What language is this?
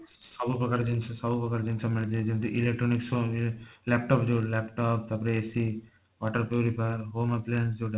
Odia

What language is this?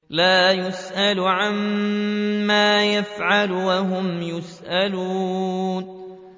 Arabic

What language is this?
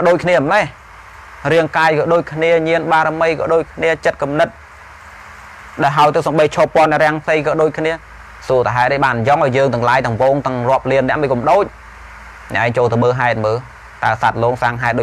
Vietnamese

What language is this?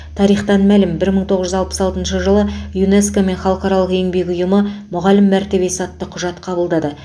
Kazakh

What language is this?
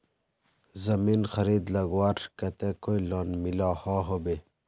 Magahi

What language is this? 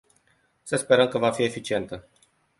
Romanian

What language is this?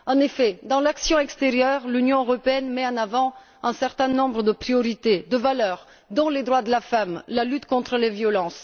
French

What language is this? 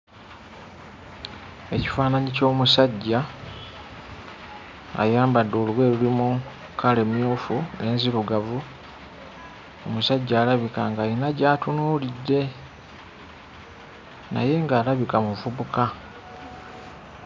Ganda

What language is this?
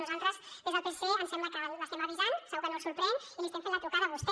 Catalan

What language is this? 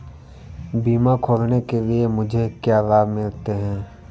Hindi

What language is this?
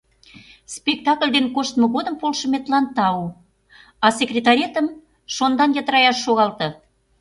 Mari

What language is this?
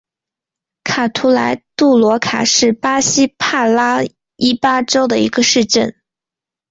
Chinese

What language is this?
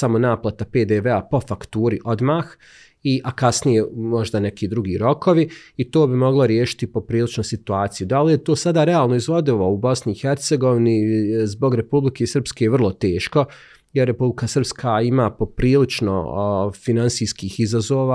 Croatian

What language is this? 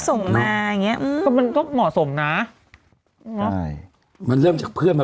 Thai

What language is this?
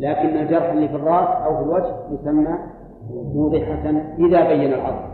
Arabic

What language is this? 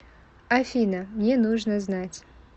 Russian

